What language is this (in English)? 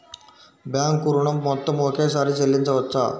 Telugu